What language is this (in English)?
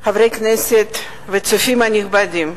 Hebrew